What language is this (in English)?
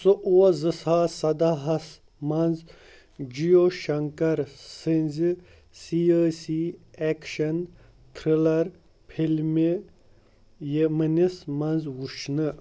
Kashmiri